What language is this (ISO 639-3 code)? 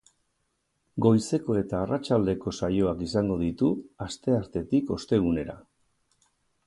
eus